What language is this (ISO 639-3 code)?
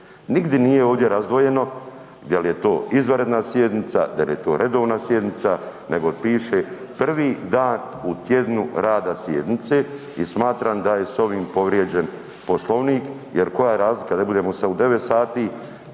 hrv